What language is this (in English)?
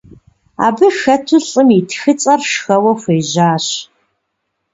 Kabardian